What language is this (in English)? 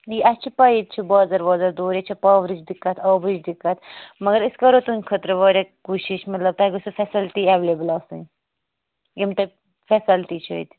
Kashmiri